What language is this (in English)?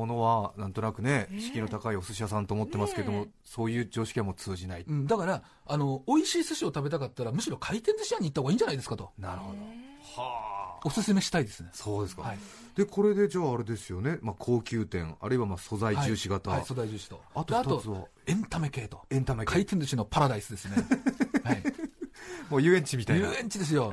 Japanese